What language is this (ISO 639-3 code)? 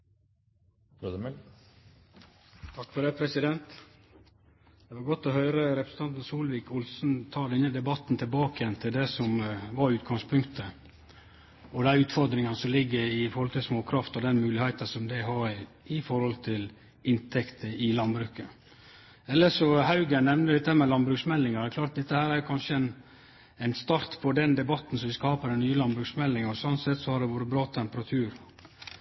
nno